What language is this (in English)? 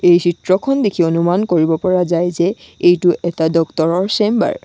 Assamese